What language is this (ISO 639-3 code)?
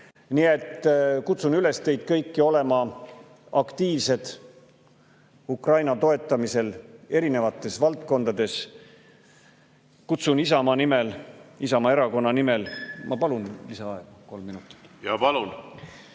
est